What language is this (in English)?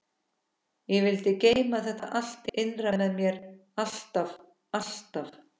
Icelandic